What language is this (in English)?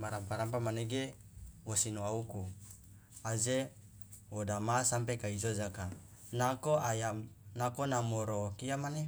Loloda